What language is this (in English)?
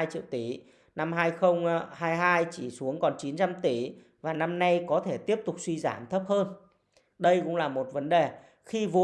Vietnamese